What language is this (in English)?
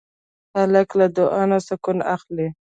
Pashto